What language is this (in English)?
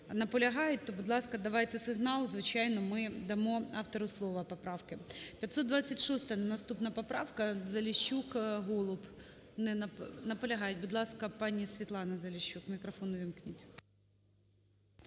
Ukrainian